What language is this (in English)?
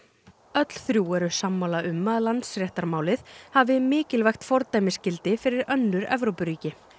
Icelandic